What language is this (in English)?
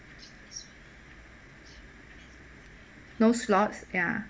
English